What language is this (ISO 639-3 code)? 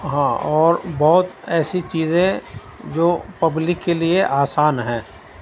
urd